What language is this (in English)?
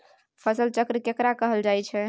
Maithili